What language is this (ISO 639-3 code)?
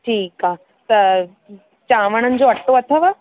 snd